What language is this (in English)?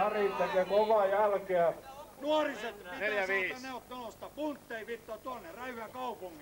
Finnish